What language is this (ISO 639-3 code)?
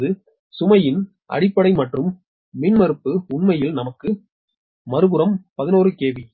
tam